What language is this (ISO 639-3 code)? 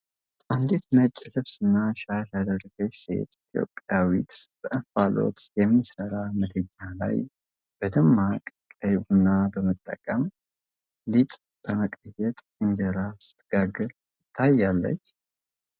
amh